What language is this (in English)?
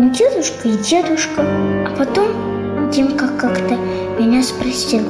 Russian